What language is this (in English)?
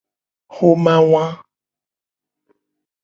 Gen